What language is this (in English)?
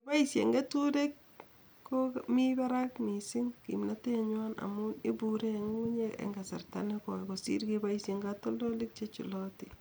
Kalenjin